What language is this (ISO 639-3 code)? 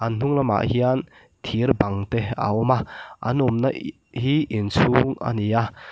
lus